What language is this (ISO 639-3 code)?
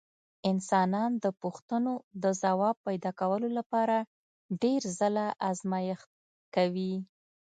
pus